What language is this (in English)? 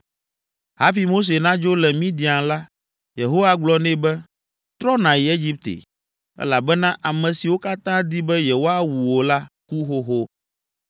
Ewe